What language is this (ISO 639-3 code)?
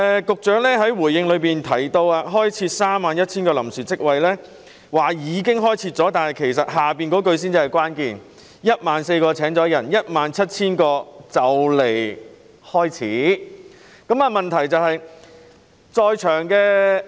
yue